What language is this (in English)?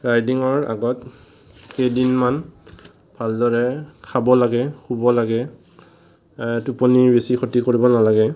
Assamese